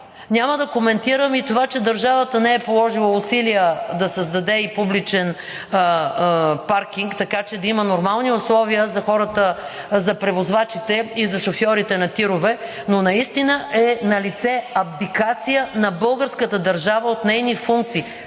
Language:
Bulgarian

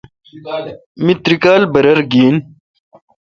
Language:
Kalkoti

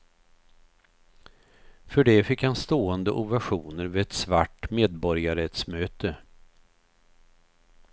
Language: Swedish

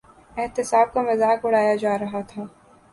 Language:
Urdu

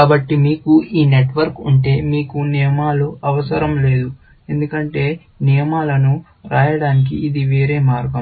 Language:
Telugu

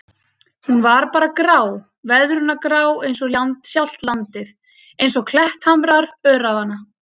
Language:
Icelandic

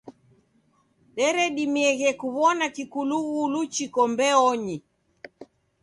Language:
Taita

